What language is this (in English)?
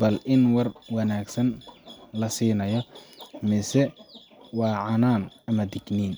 Somali